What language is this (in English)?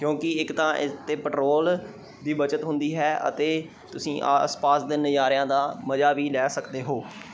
Punjabi